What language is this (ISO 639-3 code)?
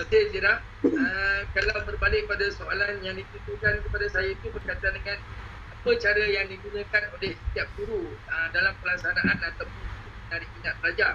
msa